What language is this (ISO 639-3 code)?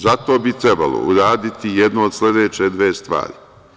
srp